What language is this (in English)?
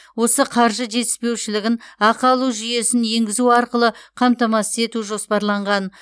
Kazakh